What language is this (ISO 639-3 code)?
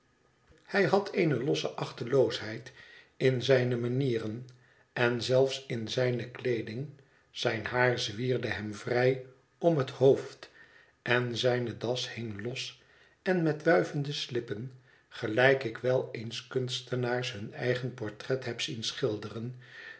nld